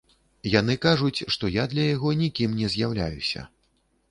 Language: Belarusian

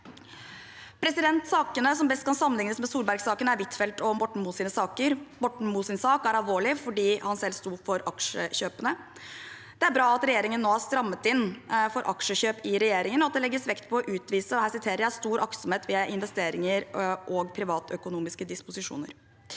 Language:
Norwegian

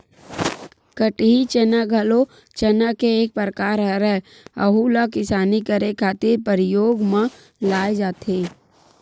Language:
Chhattisgarhi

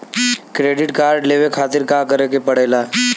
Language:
Bhojpuri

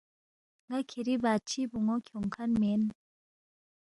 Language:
Balti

